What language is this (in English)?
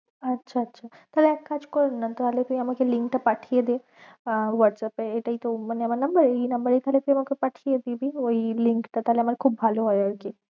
Bangla